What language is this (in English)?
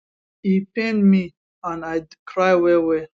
Nigerian Pidgin